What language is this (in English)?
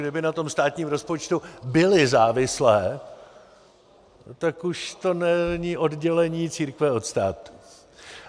Czech